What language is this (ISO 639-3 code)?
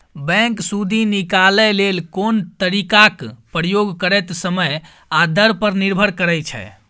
mai